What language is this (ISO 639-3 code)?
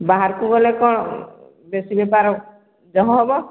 ori